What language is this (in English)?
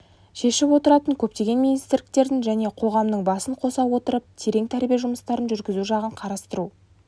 Kazakh